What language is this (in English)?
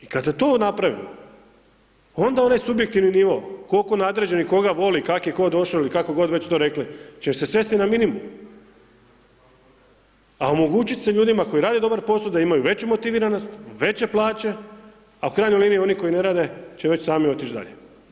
Croatian